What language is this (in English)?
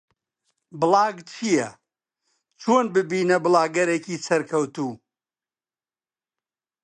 Central Kurdish